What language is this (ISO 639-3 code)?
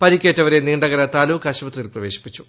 mal